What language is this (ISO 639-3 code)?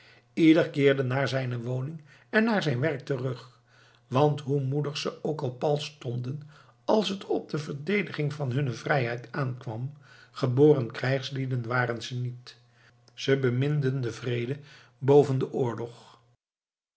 nld